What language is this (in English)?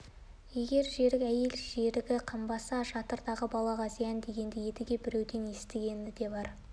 Kazakh